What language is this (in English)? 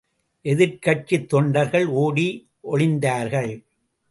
Tamil